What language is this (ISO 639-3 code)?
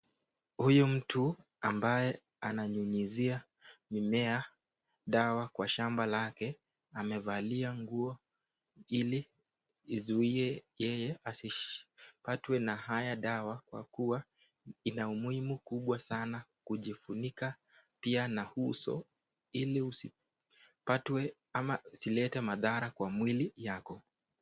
swa